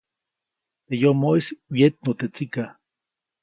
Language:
Copainalá Zoque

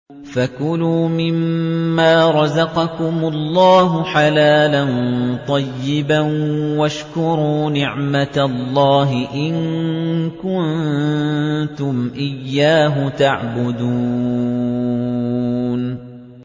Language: Arabic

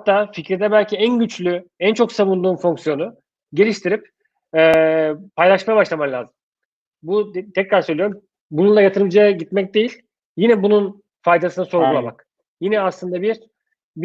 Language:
Turkish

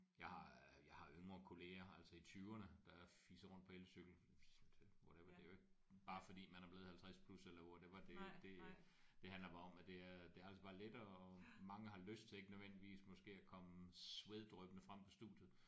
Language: Danish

